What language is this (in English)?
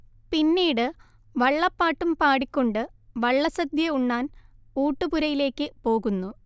Malayalam